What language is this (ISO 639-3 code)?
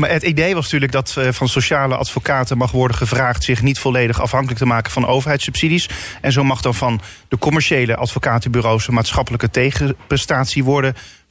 nld